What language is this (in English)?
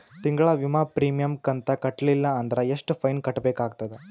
Kannada